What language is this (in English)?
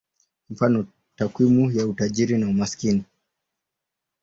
Swahili